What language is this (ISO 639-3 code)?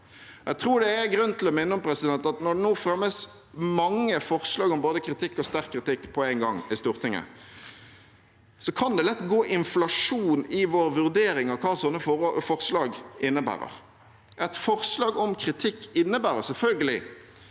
nor